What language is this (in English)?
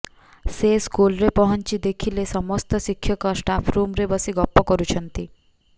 Odia